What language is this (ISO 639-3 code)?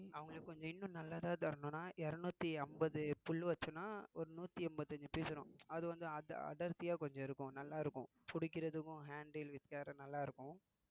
tam